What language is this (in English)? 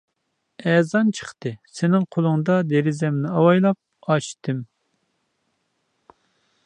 Uyghur